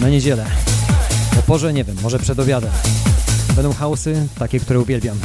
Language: Polish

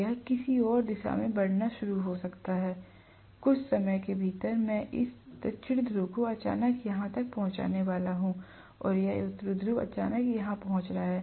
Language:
Hindi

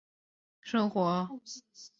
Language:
Chinese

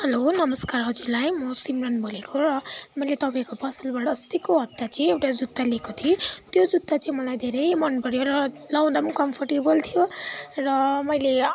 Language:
Nepali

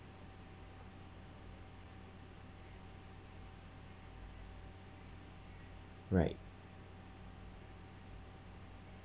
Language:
English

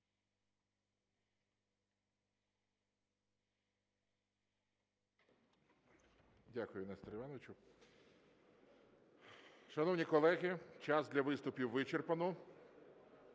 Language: Ukrainian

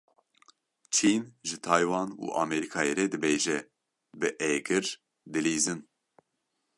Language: Kurdish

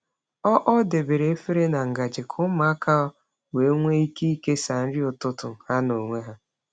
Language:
Igbo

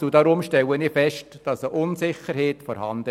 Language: Swiss German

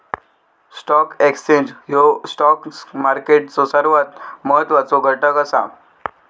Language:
Marathi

